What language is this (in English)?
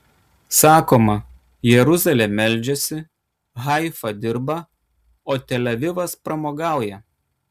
Lithuanian